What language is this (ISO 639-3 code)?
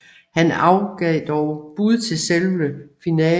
dan